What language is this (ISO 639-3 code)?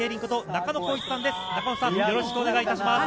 jpn